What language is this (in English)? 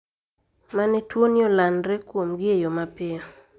Luo (Kenya and Tanzania)